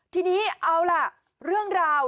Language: Thai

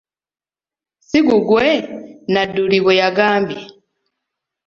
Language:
Ganda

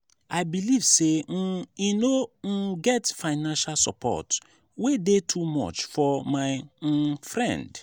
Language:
Nigerian Pidgin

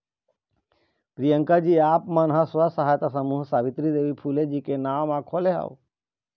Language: Chhattisgarhi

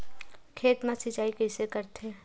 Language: Chhattisgarhi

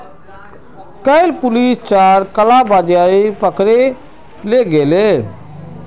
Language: Magahi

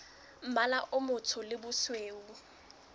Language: Southern Sotho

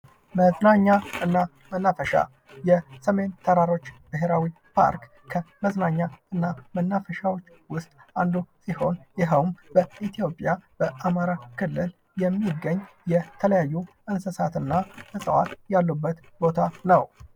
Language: Amharic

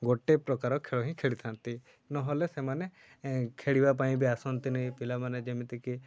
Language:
Odia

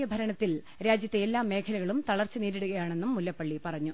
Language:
Malayalam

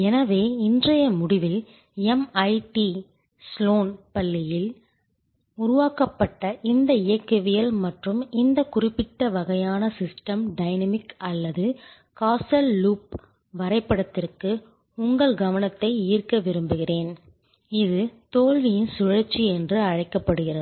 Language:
Tamil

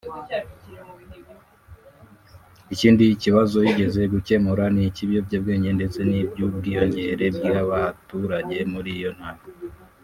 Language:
Kinyarwanda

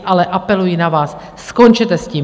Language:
Czech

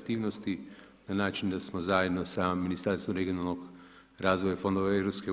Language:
Croatian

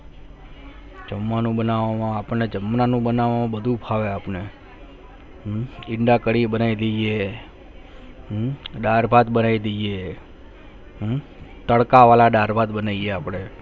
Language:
Gujarati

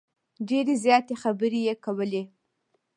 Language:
Pashto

